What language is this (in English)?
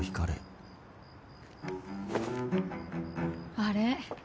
Japanese